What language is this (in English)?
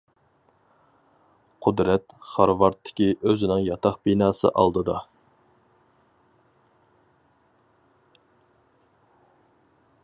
Uyghur